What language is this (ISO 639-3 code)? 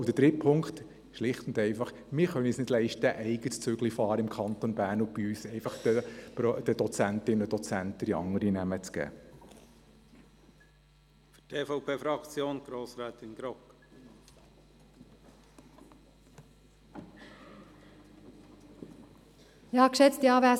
gsw